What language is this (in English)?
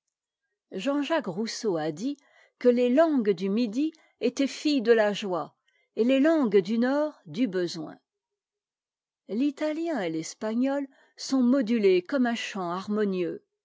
French